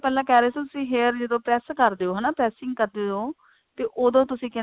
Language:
Punjabi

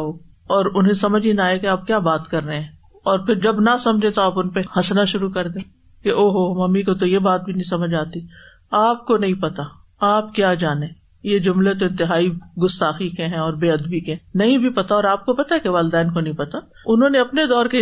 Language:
Urdu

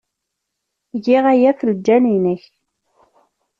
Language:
Kabyle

